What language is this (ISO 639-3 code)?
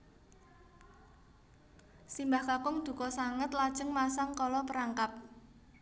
jav